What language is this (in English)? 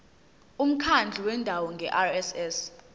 Zulu